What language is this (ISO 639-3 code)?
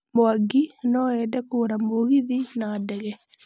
kik